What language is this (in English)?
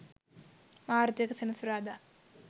Sinhala